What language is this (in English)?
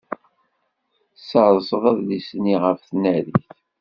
Kabyle